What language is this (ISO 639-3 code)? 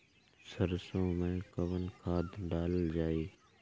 bho